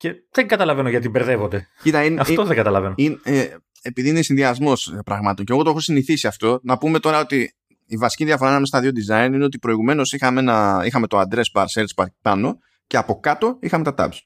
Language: Greek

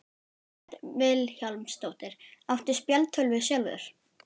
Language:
Icelandic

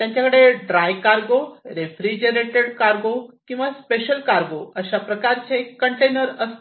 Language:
Marathi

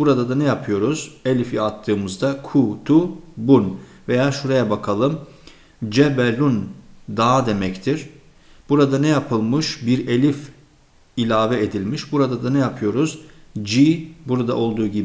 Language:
Turkish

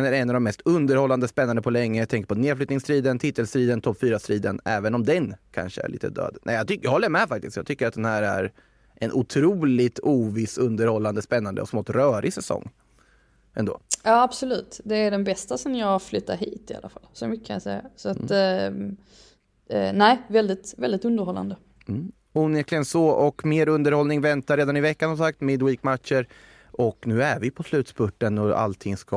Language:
Swedish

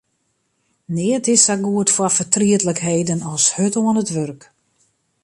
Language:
Western Frisian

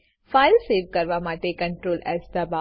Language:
Gujarati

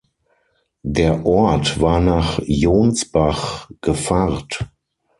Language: German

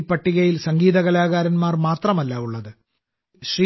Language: Malayalam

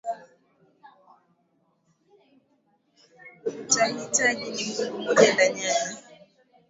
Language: Swahili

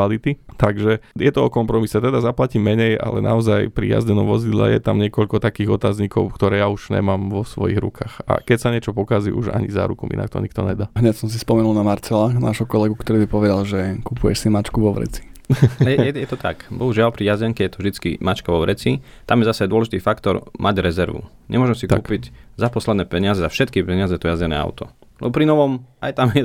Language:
Slovak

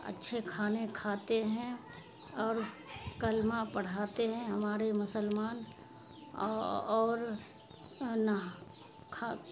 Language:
Urdu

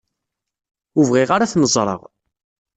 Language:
Kabyle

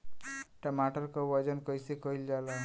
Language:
Bhojpuri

